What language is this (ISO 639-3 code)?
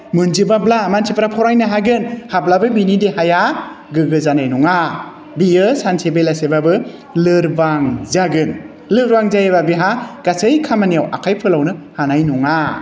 brx